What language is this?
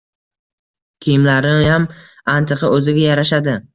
Uzbek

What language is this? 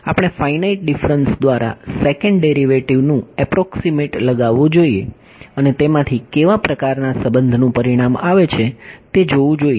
Gujarati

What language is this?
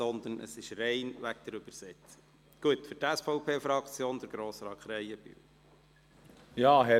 Swiss German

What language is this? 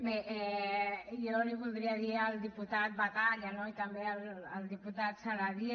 Catalan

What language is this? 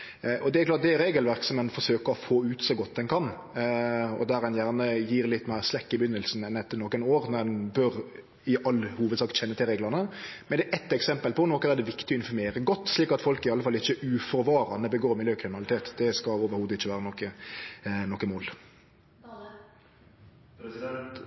Norwegian Nynorsk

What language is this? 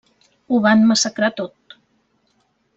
Catalan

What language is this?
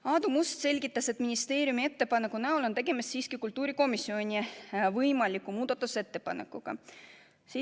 Estonian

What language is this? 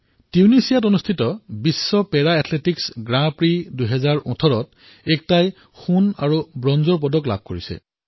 Assamese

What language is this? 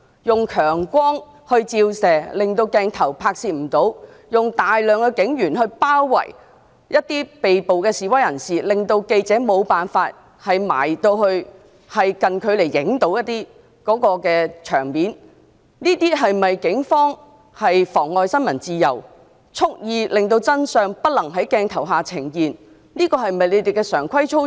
Cantonese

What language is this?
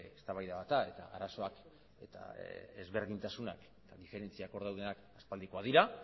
Basque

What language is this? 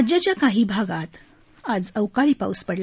Marathi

